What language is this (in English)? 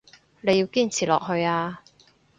Cantonese